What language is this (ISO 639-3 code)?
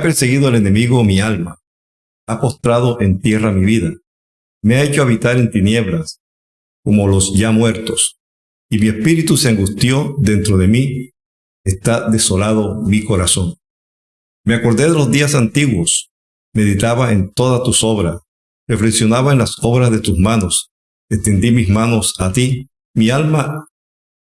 spa